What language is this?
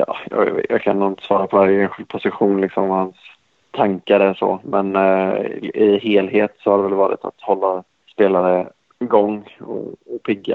Swedish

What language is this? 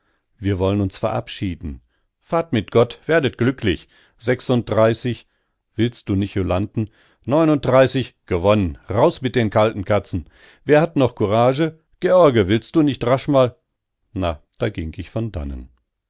German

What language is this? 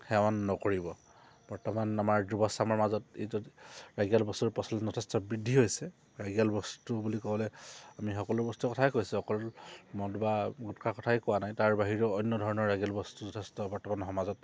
Assamese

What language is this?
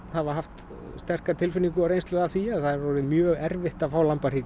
Icelandic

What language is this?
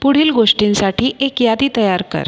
Marathi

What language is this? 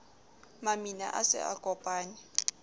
Southern Sotho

